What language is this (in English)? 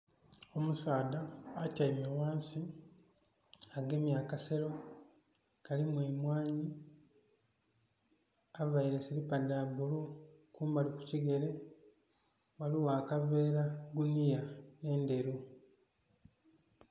Soga